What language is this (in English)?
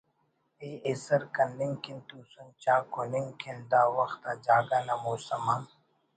Brahui